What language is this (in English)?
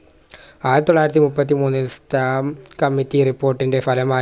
Malayalam